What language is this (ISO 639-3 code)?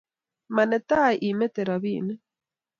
kln